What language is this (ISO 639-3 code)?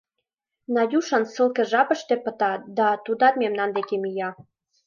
chm